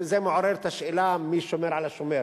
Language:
Hebrew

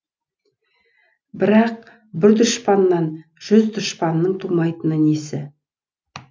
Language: Kazakh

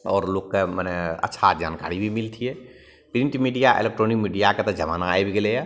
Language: Maithili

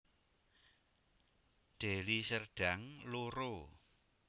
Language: Javanese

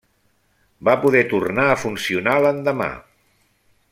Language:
Catalan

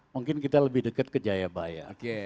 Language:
Indonesian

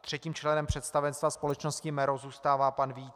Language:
Czech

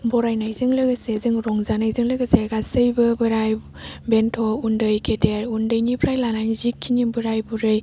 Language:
Bodo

